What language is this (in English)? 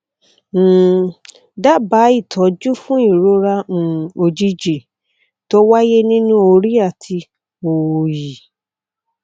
Yoruba